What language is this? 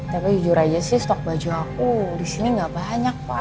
Indonesian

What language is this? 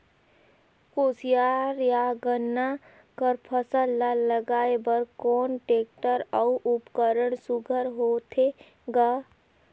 Chhattisgarhi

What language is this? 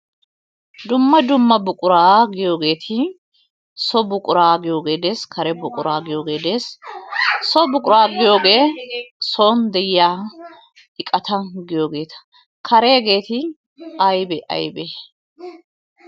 Wolaytta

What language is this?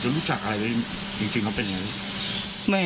Thai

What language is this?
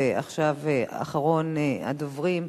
Hebrew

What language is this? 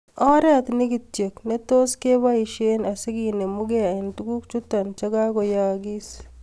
Kalenjin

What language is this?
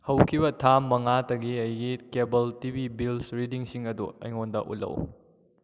Manipuri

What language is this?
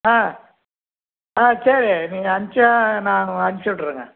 Tamil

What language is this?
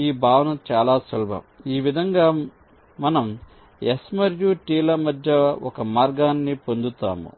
Telugu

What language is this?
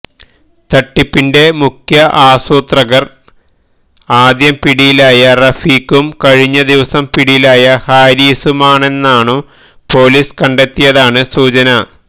Malayalam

